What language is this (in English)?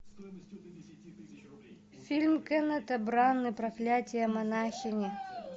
Russian